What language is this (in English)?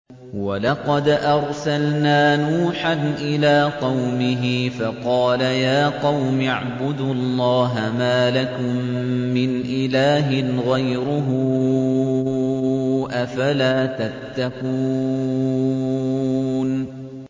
Arabic